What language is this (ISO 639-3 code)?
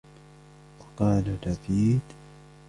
ara